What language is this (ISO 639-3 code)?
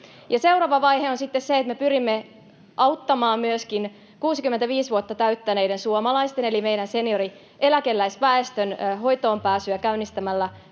fin